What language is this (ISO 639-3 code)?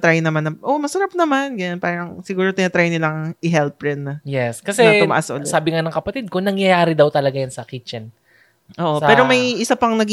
fil